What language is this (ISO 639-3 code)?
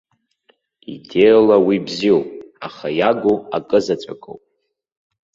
abk